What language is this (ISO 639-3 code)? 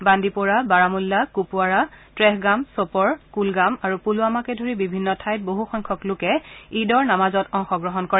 asm